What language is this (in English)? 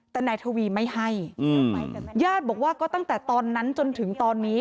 Thai